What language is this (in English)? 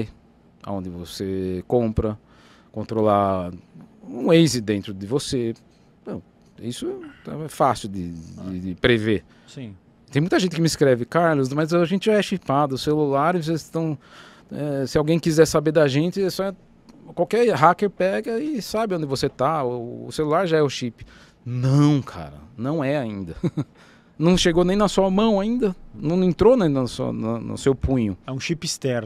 Portuguese